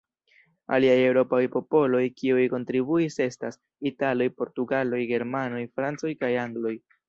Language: Esperanto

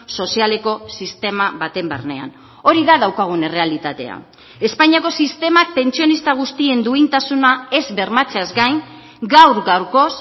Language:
Basque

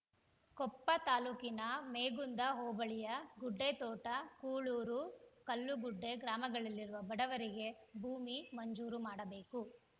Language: Kannada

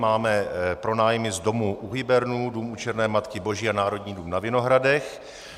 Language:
Czech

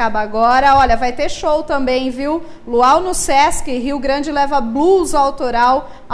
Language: Portuguese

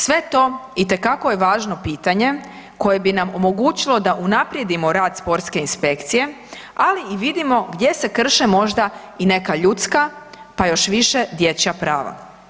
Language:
Croatian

